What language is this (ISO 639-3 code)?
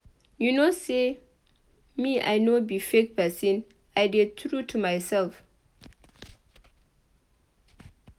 pcm